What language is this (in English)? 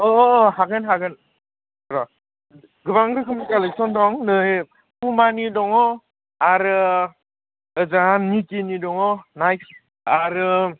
Bodo